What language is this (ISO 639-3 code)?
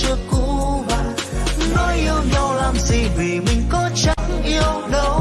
vie